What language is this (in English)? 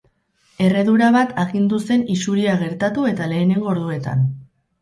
Basque